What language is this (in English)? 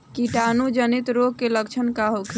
Bhojpuri